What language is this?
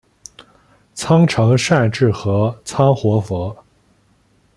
Chinese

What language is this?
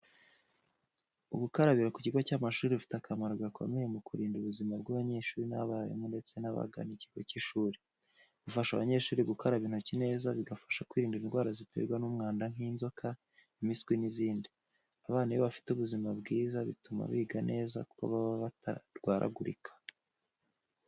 Kinyarwanda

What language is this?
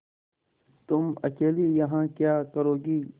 Hindi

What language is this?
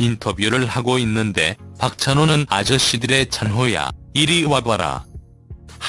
Korean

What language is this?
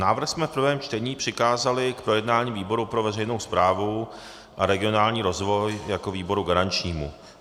Czech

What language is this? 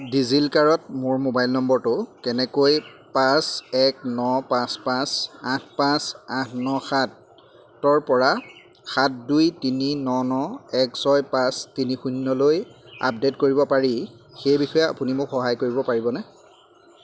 Assamese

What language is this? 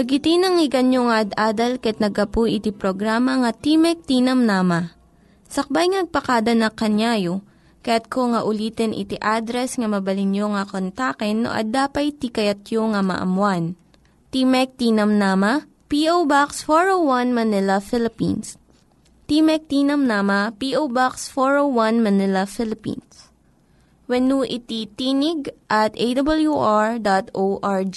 Filipino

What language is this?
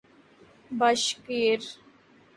Urdu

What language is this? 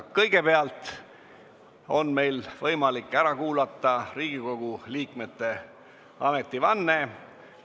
Estonian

